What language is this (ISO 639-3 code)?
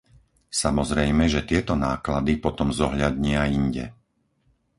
slk